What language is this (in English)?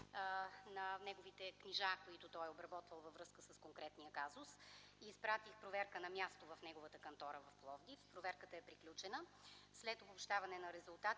Bulgarian